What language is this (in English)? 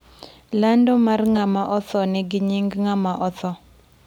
Luo (Kenya and Tanzania)